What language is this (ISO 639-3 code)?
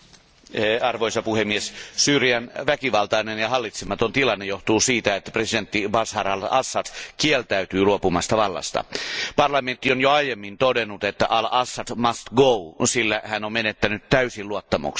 fin